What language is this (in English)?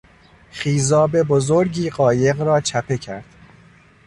Persian